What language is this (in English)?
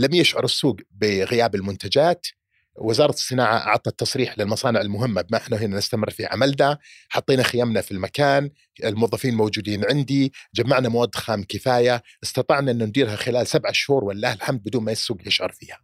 Arabic